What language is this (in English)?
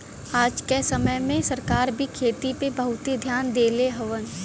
Bhojpuri